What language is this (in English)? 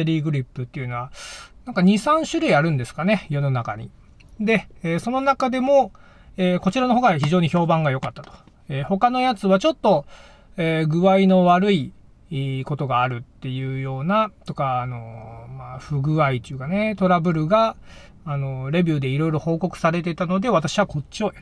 Japanese